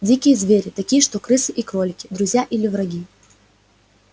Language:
Russian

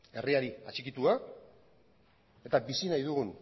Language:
Basque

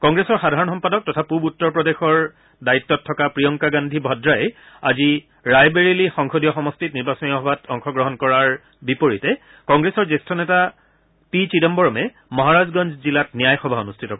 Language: Assamese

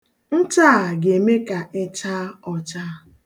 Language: Igbo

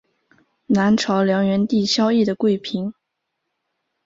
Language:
Chinese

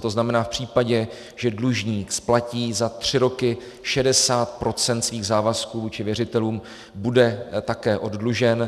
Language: Czech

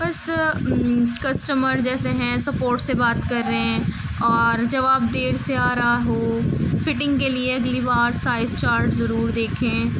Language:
Urdu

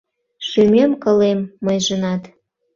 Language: Mari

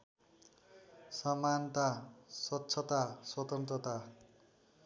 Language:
Nepali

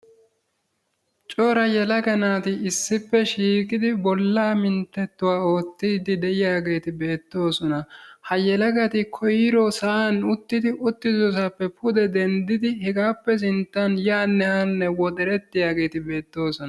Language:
Wolaytta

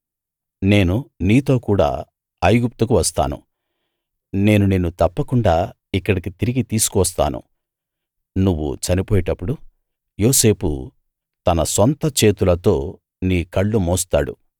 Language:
Telugu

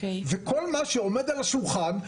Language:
Hebrew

